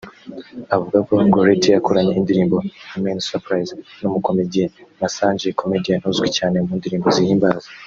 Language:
Kinyarwanda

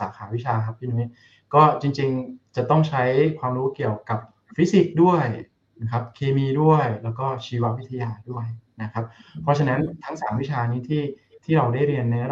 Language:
Thai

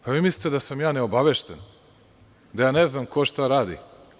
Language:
Serbian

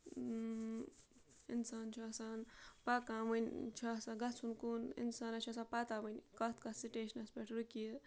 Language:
Kashmiri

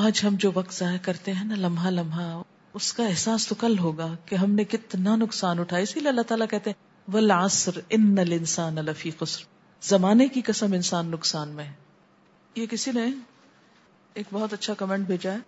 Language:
Urdu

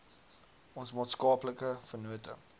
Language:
Afrikaans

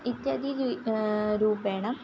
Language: Sanskrit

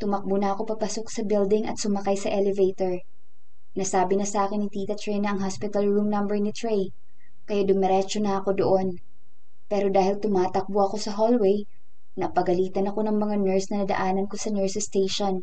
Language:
Filipino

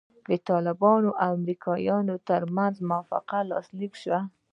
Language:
Pashto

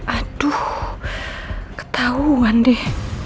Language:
Indonesian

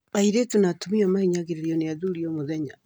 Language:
Kikuyu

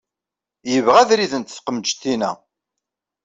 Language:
Kabyle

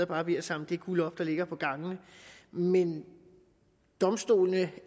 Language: Danish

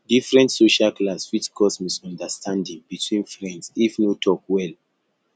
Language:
Nigerian Pidgin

